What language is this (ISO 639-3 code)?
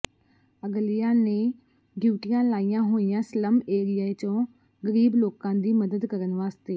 pan